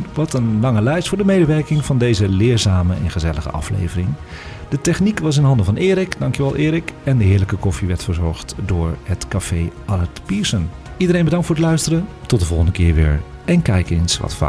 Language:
Dutch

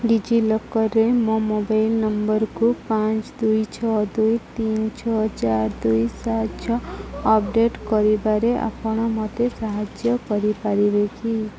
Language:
Odia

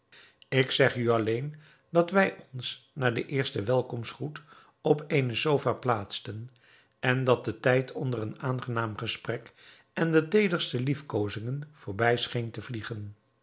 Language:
Dutch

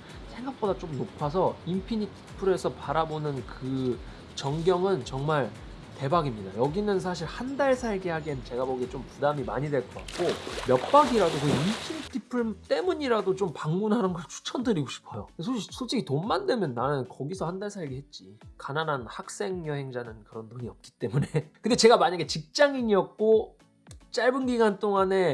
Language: Korean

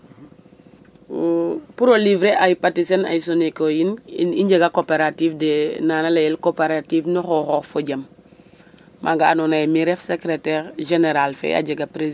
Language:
Serer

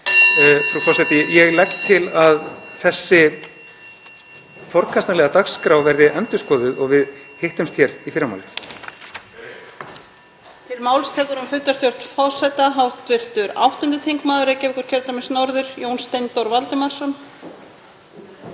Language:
Icelandic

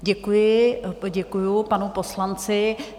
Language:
Czech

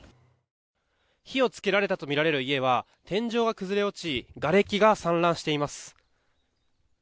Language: Japanese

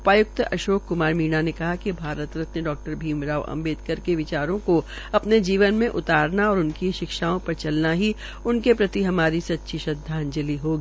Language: Hindi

